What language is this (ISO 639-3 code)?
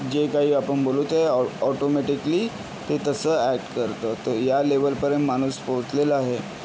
mar